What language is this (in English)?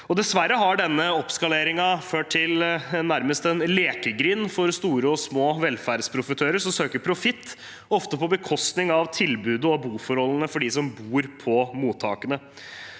Norwegian